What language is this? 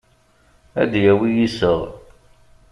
Kabyle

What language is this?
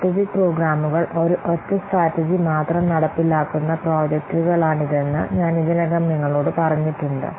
Malayalam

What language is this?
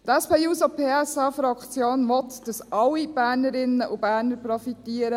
Swiss German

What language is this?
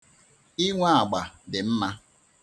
Igbo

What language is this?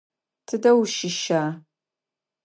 Adyghe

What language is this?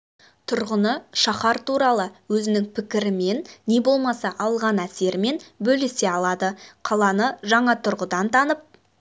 Kazakh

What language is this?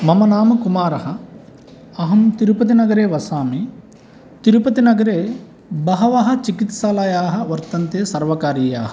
Sanskrit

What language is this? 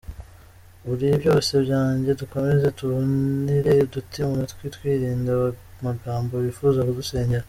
Kinyarwanda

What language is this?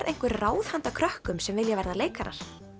Icelandic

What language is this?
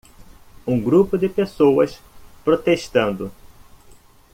Portuguese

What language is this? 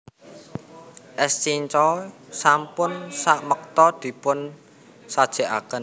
Javanese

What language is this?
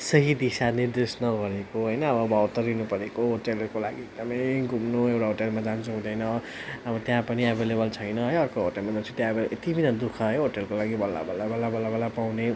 Nepali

